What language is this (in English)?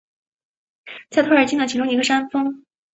Chinese